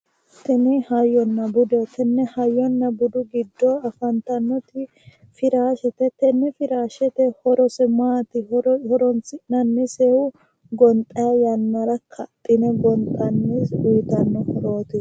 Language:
Sidamo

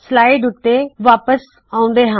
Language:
Punjabi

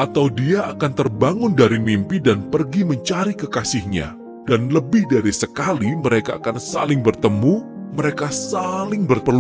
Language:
Indonesian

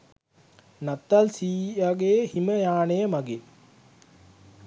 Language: Sinhala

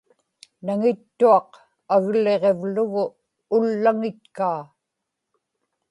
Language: Inupiaq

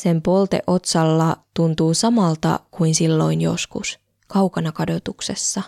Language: Finnish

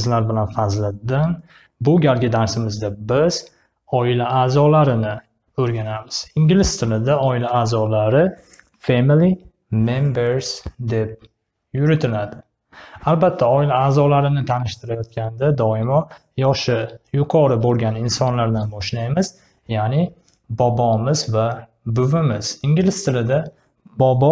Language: Turkish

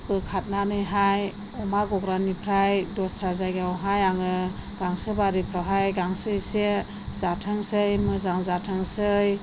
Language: Bodo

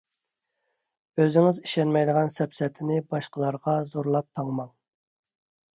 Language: Uyghur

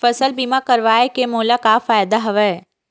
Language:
Chhattisgarhi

